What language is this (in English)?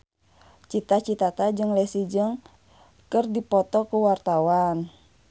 Sundanese